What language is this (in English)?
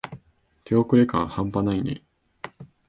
Japanese